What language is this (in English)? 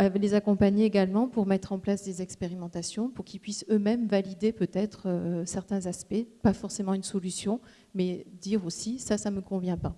French